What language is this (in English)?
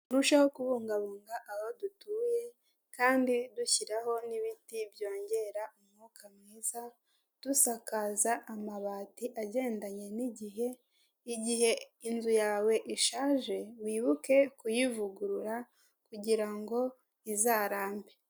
Kinyarwanda